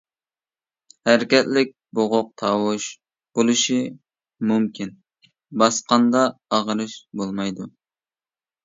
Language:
Uyghur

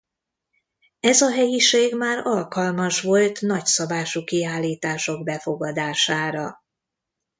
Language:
Hungarian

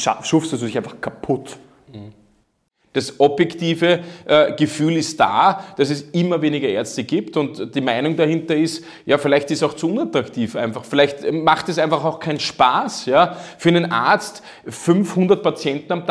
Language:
German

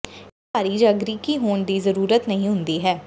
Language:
Punjabi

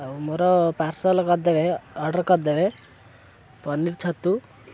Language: Odia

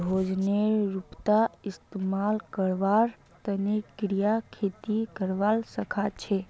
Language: Magahi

